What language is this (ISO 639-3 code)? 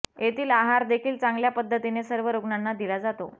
mar